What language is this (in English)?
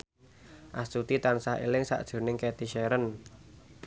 Javanese